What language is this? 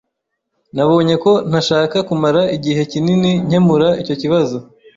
Kinyarwanda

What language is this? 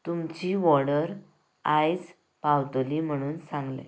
Konkani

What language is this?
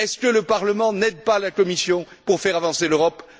French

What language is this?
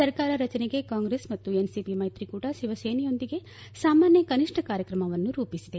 Kannada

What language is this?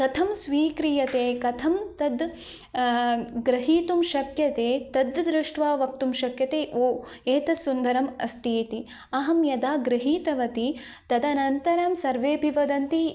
Sanskrit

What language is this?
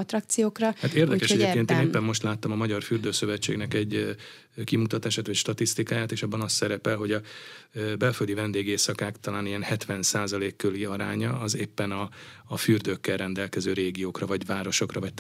Hungarian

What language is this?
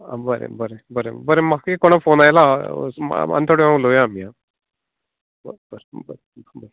Konkani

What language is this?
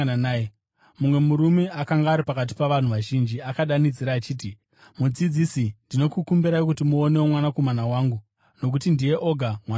Shona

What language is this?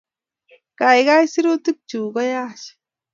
Kalenjin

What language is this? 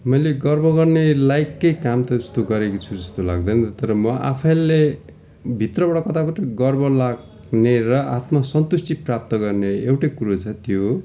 Nepali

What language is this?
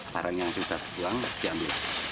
Indonesian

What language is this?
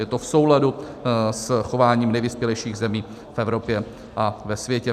Czech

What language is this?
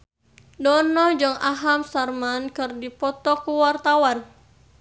Sundanese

